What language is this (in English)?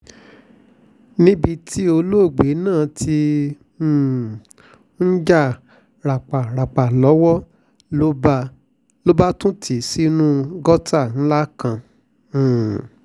Yoruba